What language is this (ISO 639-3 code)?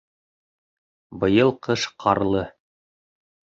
bak